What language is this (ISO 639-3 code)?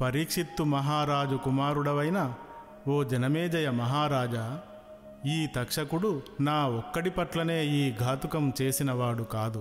tel